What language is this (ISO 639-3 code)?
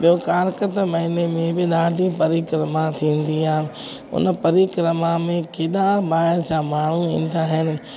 snd